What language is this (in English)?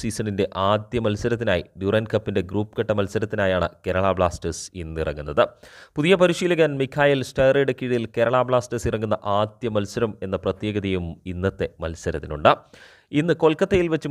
Malayalam